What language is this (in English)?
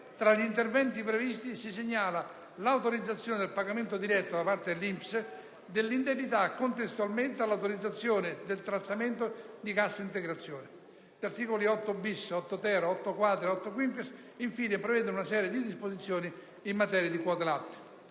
Italian